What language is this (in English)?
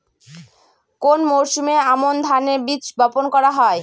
Bangla